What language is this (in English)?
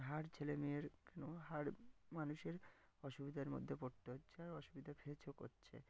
Bangla